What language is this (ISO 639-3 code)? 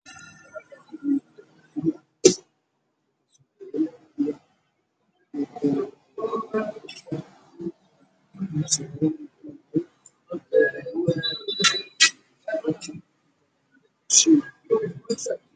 som